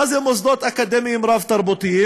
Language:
Hebrew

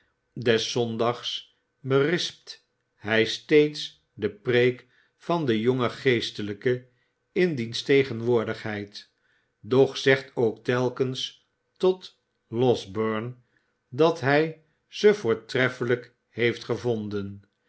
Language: Dutch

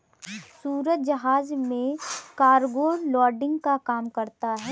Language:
Hindi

